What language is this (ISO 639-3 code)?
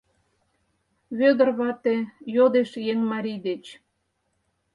chm